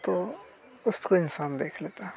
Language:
Hindi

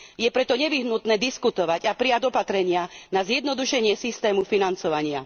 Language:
Slovak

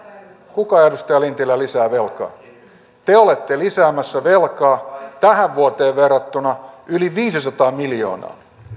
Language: Finnish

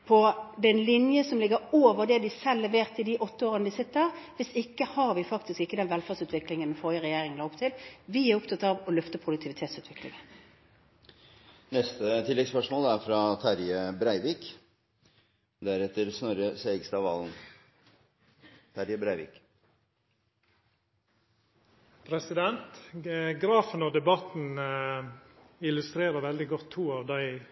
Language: Norwegian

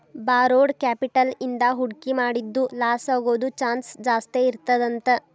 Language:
Kannada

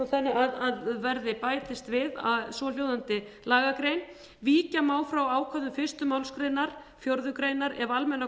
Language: Icelandic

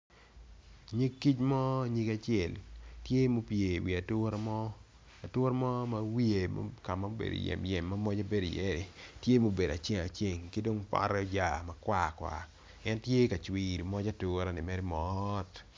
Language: Acoli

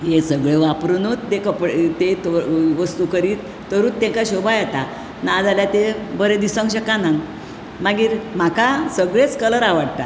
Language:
Konkani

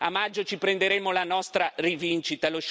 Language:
Italian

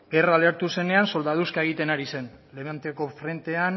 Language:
Basque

